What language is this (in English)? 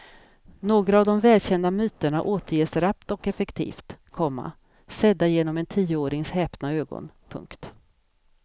Swedish